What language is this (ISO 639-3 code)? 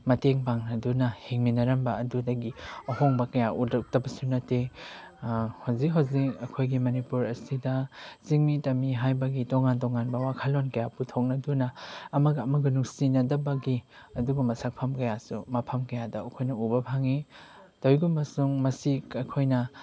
mni